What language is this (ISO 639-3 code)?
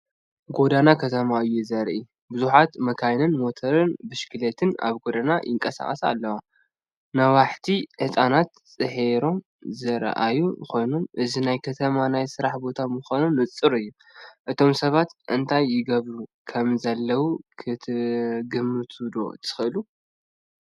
tir